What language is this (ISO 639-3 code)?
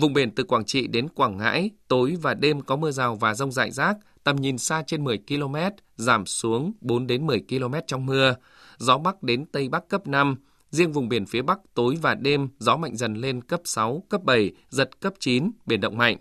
vie